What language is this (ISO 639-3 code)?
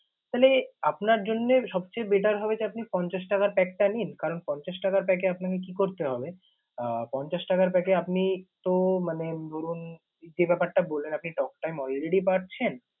ben